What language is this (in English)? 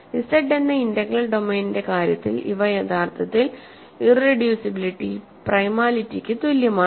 Malayalam